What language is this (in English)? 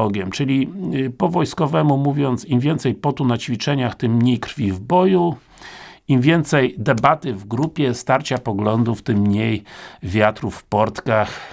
Polish